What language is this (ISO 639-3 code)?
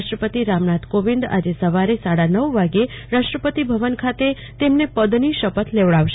guj